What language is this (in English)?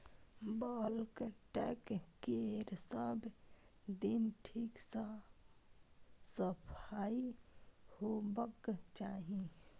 Maithili